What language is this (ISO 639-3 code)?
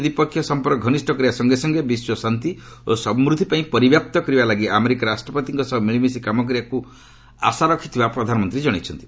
ori